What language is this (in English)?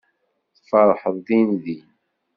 Kabyle